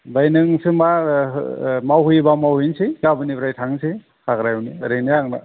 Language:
Bodo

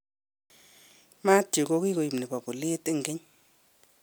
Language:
Kalenjin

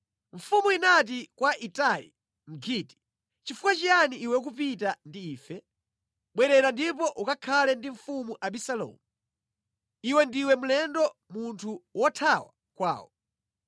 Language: Nyanja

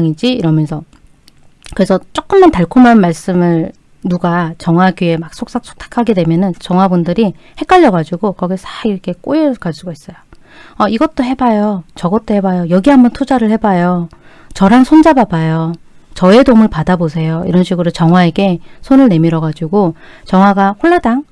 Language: Korean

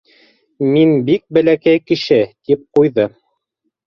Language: Bashkir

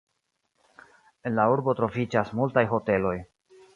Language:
Esperanto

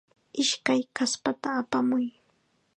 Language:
Chiquián Ancash Quechua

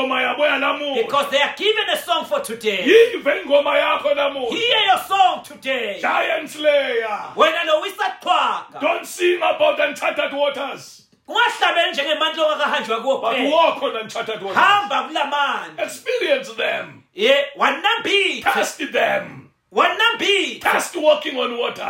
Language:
English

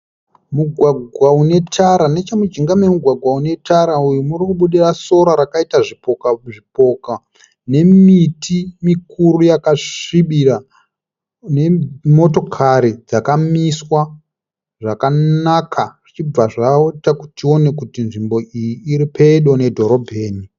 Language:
Shona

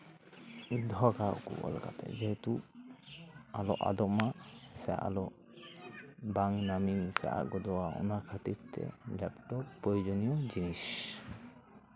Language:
Santali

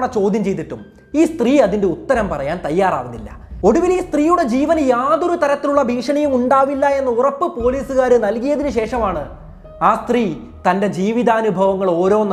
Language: Malayalam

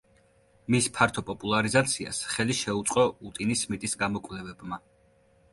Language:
Georgian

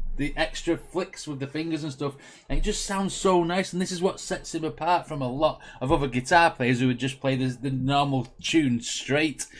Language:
English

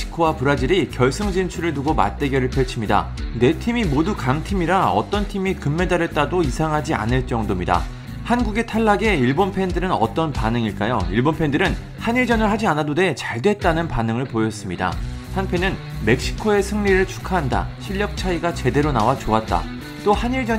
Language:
Korean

